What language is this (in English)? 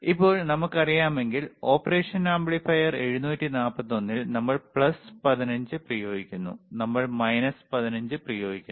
Malayalam